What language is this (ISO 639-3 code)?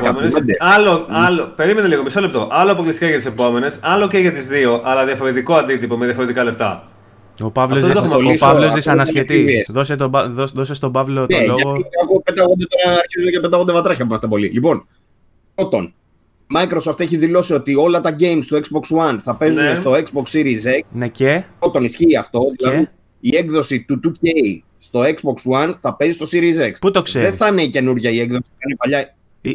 ell